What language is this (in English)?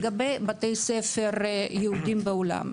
Hebrew